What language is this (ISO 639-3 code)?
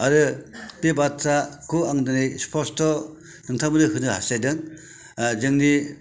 brx